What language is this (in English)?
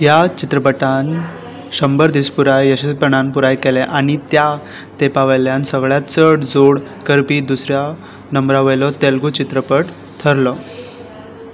Konkani